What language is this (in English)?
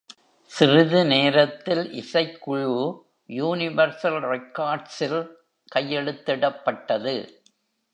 Tamil